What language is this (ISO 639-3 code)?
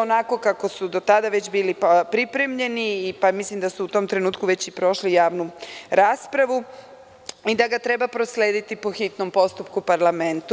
srp